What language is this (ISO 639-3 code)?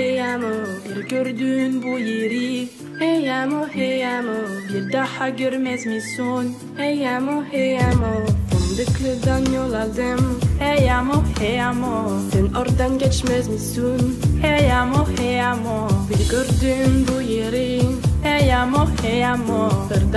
tur